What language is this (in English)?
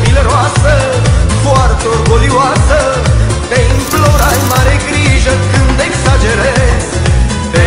Ukrainian